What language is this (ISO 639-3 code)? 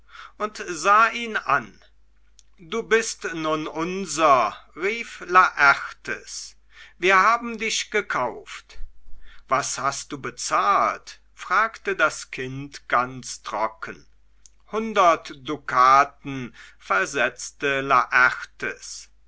deu